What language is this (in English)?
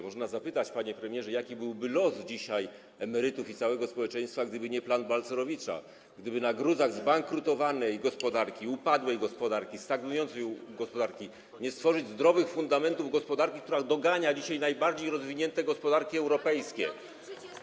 Polish